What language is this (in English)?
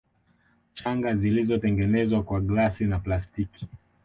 Swahili